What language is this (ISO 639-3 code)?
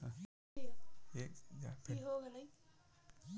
bho